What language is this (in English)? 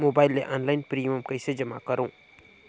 Chhattisgarhi